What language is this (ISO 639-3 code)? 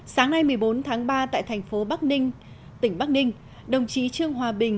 vie